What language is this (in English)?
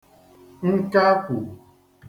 Igbo